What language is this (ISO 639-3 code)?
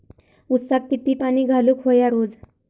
mar